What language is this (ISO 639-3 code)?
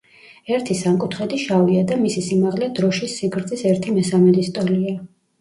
kat